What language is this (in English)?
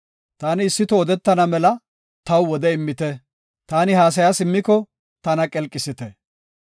Gofa